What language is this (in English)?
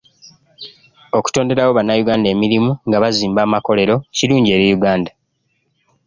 Ganda